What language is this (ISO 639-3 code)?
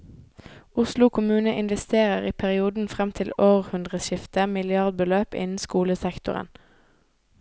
nor